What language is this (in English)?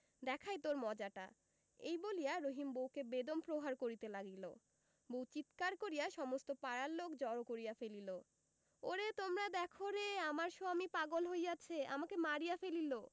Bangla